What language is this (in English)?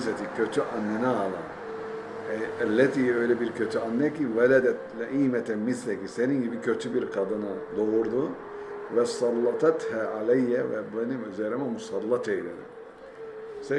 Turkish